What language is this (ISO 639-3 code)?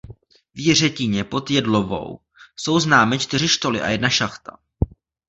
ces